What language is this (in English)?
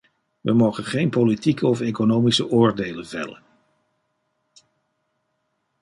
Dutch